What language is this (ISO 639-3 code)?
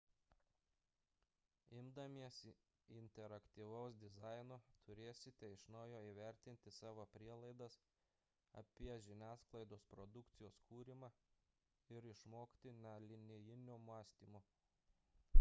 lit